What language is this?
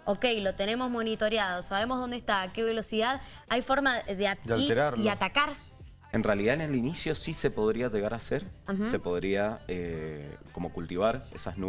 Spanish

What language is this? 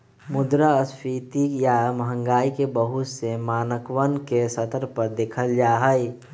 Magahi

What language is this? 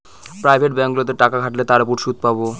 Bangla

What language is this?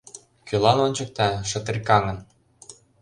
Mari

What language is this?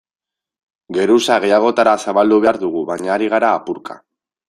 Basque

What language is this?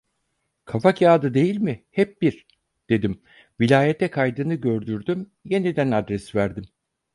Turkish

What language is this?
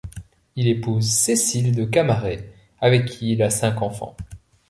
French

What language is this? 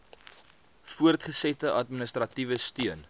Afrikaans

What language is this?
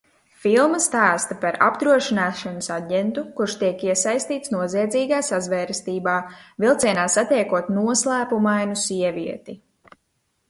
Latvian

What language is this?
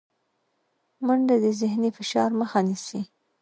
Pashto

